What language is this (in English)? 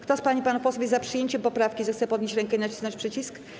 Polish